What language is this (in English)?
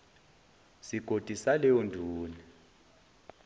Zulu